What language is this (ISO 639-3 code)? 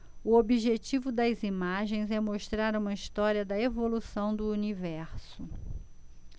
por